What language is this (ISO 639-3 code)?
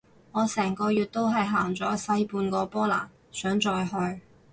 yue